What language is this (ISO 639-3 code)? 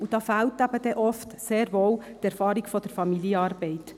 gsw